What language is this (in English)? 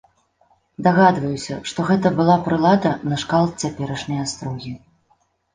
Belarusian